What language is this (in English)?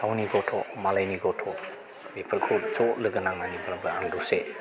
Bodo